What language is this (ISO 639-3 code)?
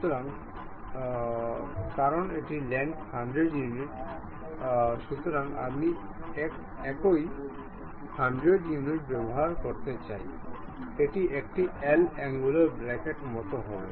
ben